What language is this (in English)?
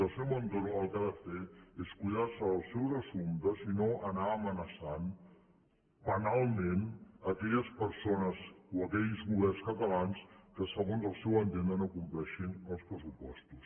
Catalan